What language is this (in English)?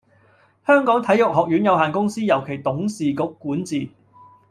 Cantonese